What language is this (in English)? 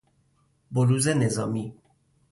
Persian